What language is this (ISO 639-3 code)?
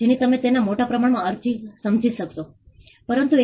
guj